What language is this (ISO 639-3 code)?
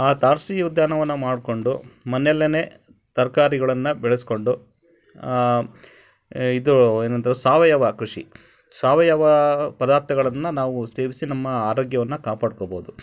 kan